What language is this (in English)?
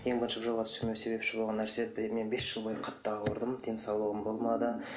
Kazakh